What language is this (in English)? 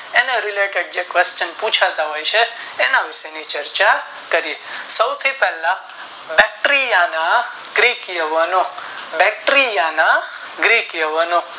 Gujarati